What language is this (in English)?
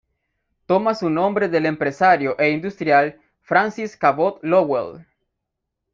Spanish